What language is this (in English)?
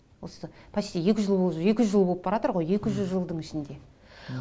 Kazakh